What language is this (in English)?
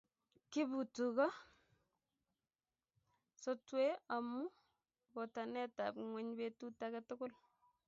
Kalenjin